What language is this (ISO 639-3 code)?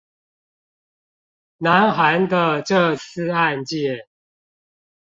zho